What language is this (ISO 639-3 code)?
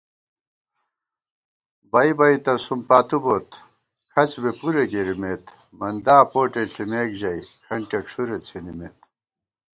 gwt